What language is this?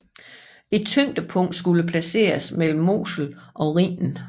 Danish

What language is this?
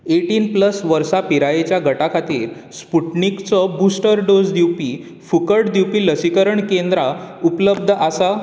Konkani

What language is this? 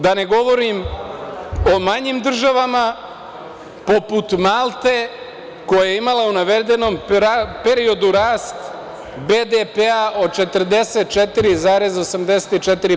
Serbian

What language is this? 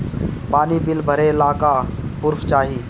Bhojpuri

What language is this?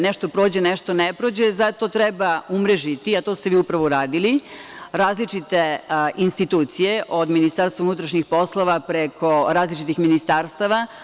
Serbian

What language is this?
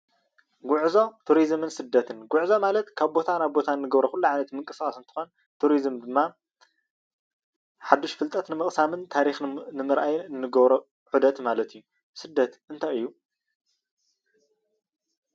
Tigrinya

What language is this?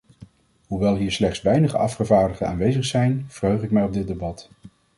Dutch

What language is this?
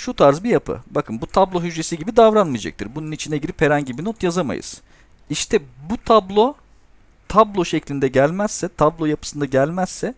Turkish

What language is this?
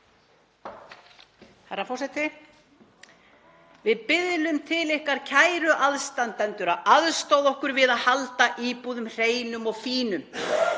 Icelandic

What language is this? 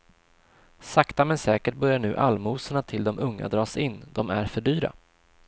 Swedish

